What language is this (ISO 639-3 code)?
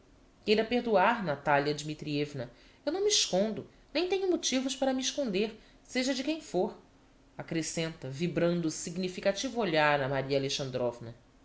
por